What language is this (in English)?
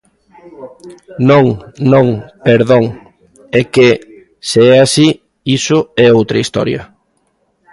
Galician